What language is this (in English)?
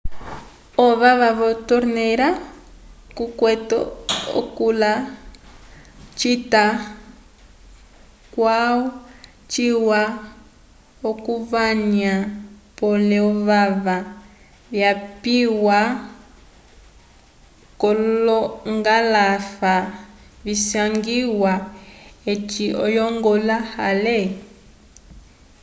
Umbundu